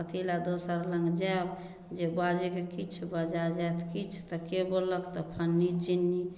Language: Maithili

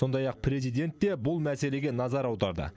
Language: Kazakh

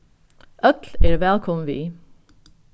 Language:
Faroese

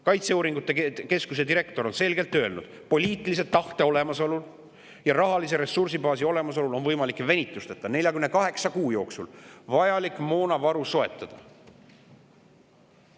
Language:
Estonian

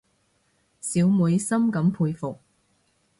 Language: Cantonese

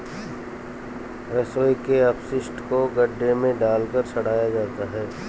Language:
Hindi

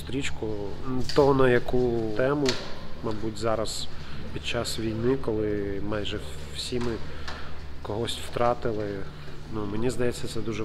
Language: Ukrainian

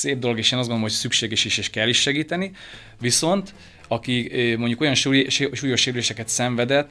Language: Hungarian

